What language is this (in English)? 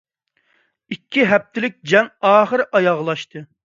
Uyghur